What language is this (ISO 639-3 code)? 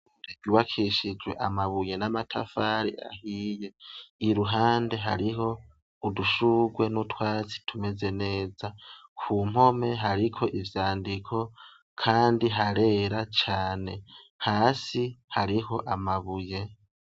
run